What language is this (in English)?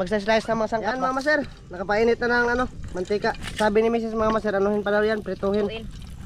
Filipino